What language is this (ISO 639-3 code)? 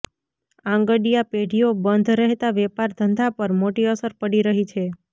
guj